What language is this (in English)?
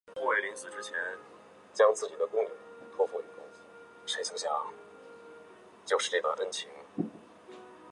Chinese